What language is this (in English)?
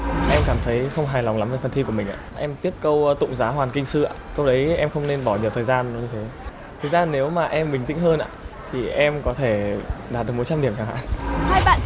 Vietnamese